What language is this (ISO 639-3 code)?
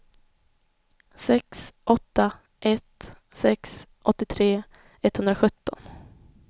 swe